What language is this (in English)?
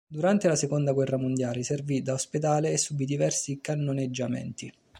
Italian